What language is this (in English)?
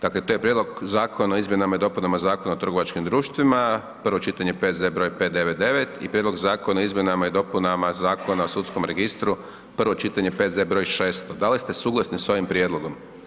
Croatian